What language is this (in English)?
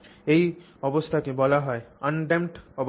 Bangla